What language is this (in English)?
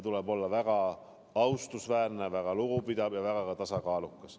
Estonian